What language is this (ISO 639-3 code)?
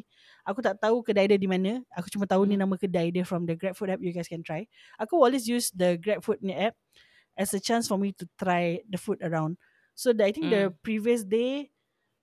msa